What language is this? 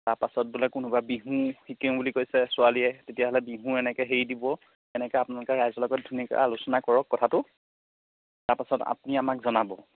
Assamese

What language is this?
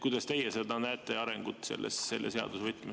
Estonian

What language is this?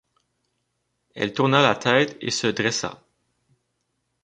French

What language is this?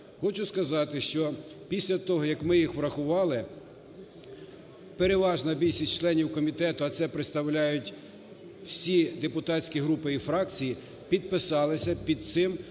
Ukrainian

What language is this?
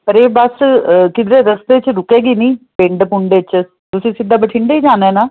Punjabi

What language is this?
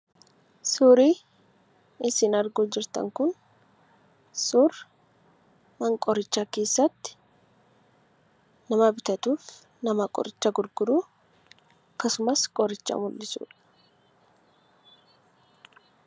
Oromo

